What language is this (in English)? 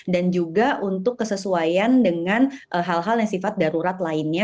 Indonesian